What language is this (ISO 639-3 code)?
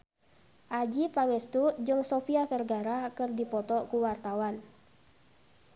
sun